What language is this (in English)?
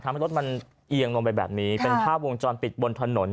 Thai